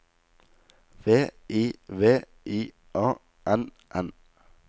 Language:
Norwegian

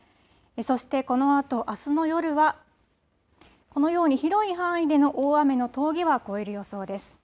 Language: Japanese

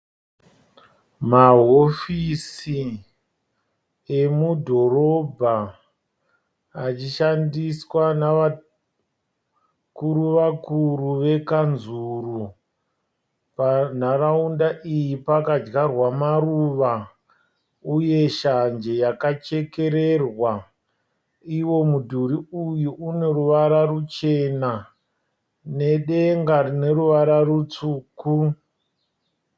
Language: Shona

